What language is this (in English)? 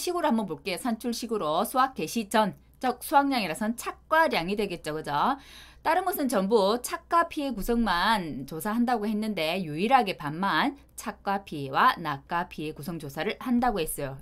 Korean